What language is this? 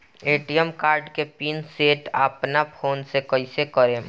Bhojpuri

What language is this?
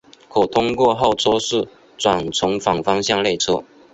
Chinese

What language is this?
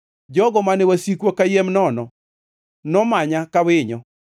Luo (Kenya and Tanzania)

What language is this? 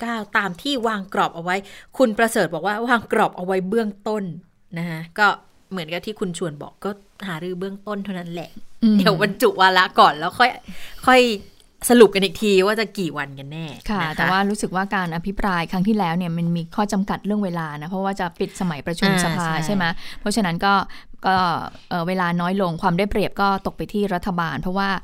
Thai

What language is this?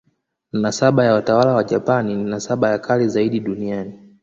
Swahili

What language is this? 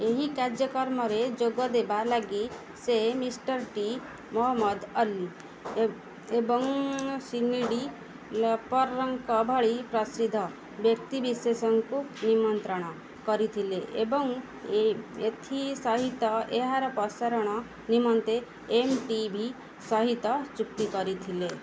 Odia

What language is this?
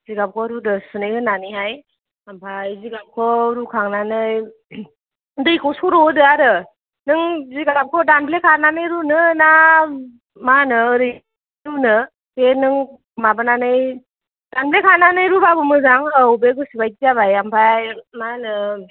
Bodo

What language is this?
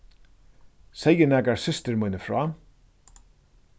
Faroese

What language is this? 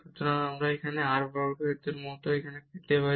Bangla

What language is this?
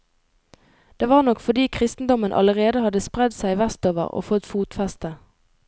Norwegian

